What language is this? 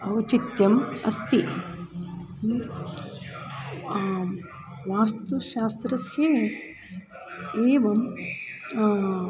Sanskrit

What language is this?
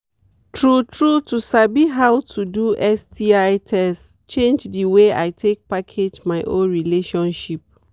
Nigerian Pidgin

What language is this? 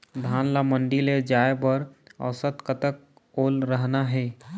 Chhattisgarhi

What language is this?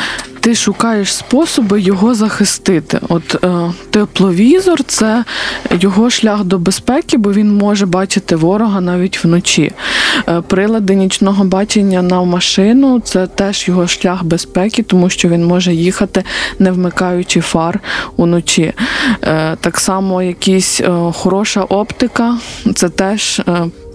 Ukrainian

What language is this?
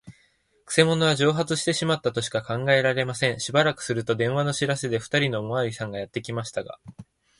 Japanese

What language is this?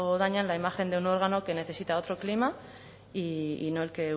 Spanish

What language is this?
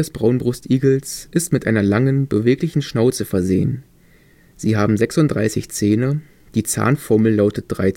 German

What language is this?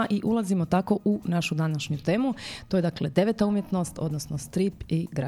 Croatian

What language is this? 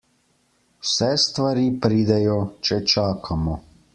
Slovenian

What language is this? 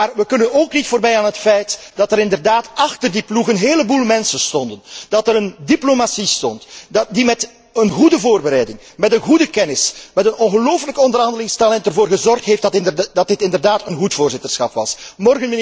Dutch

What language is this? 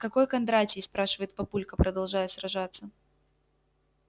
Russian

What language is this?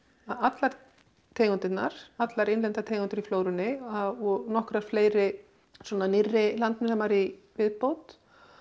Icelandic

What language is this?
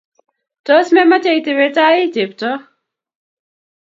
Kalenjin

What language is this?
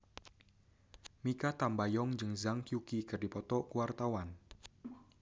Sundanese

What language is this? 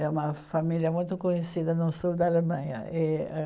Portuguese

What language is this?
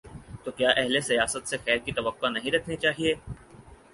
Urdu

